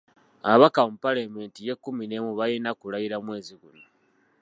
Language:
Ganda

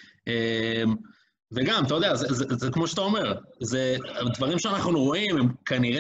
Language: Hebrew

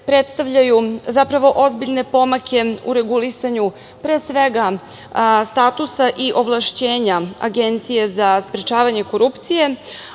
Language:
Serbian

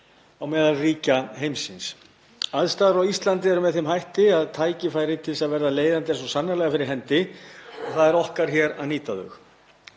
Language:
Icelandic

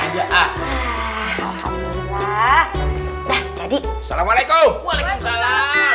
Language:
Indonesian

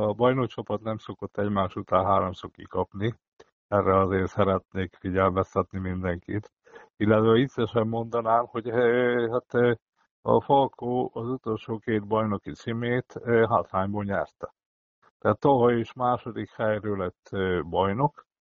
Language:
Hungarian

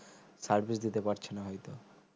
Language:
Bangla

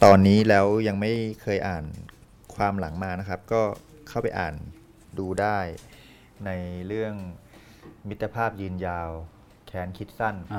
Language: Thai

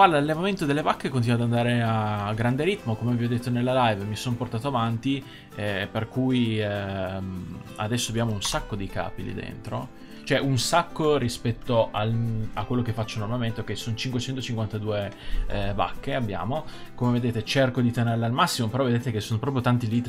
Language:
Italian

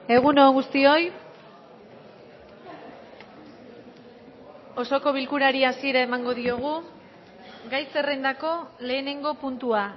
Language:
Basque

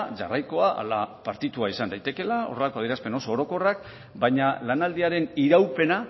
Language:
Basque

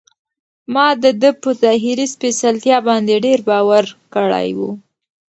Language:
Pashto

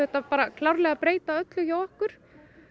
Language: Icelandic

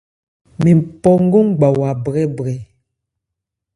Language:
Ebrié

